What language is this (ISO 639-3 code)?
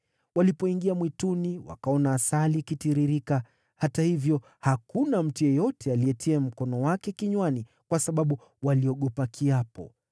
swa